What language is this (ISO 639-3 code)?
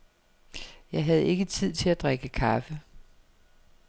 dan